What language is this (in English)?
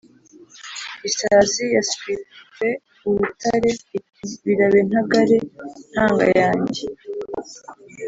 Kinyarwanda